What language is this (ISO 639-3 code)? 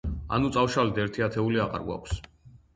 kat